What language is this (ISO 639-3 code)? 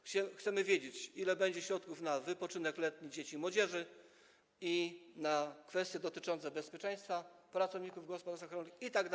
pol